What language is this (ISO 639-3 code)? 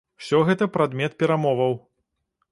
bel